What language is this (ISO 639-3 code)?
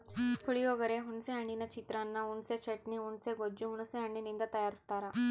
kan